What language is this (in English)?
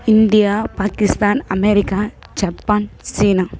Tamil